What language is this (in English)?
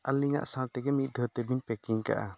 Santali